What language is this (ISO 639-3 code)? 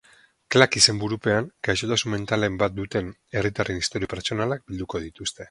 eus